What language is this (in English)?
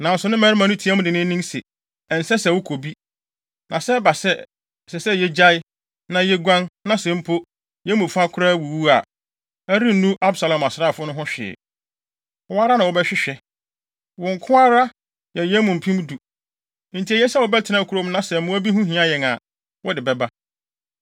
Akan